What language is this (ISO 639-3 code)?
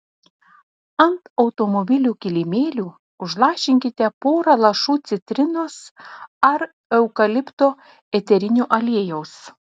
lit